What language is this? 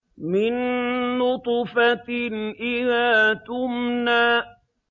Arabic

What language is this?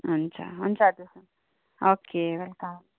Nepali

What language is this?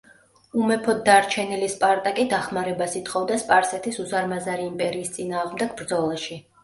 Georgian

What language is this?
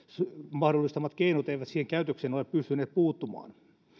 Finnish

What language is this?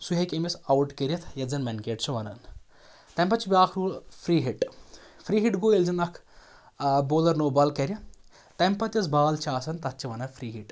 Kashmiri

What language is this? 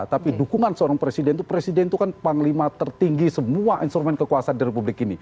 Indonesian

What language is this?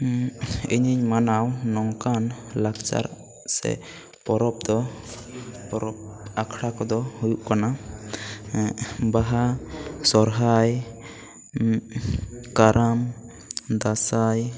Santali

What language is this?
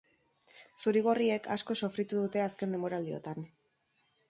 Basque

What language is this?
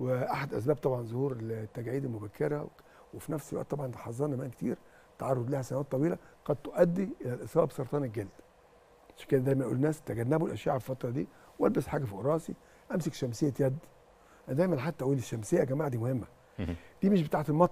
Arabic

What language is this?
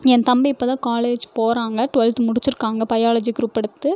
Tamil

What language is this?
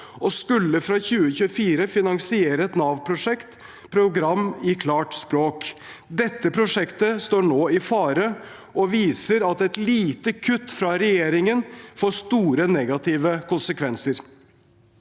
Norwegian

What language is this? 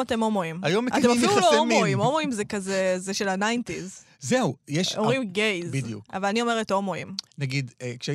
Hebrew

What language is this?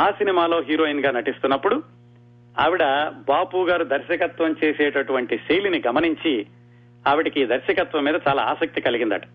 Telugu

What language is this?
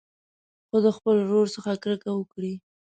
Pashto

